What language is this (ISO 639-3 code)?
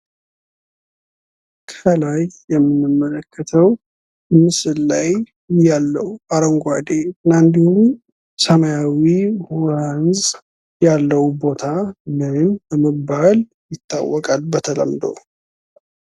amh